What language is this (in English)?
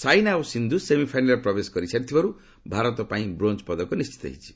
Odia